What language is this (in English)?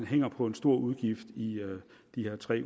Danish